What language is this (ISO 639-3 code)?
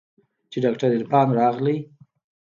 pus